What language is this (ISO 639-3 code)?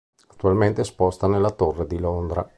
ita